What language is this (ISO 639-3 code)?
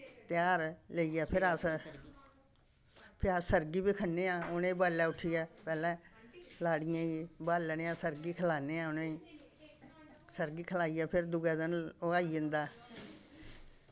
doi